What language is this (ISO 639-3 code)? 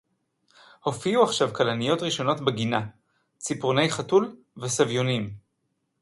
heb